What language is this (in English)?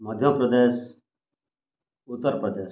Odia